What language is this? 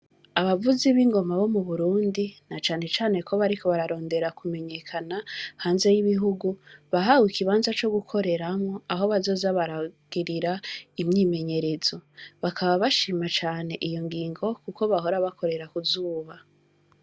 Rundi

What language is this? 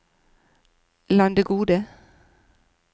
Norwegian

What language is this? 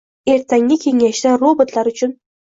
Uzbek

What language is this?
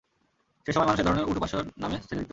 Bangla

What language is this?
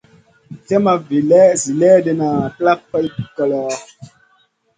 Masana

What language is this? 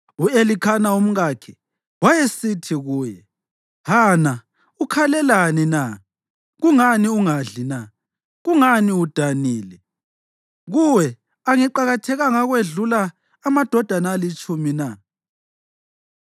North Ndebele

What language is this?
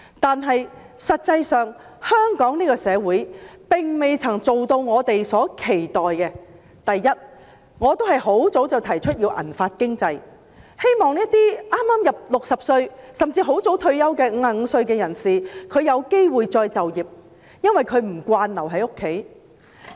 Cantonese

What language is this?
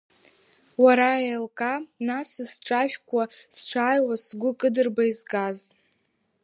Abkhazian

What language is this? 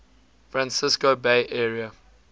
English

